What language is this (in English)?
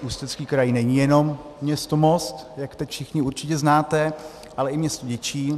Czech